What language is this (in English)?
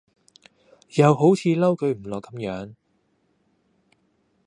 Cantonese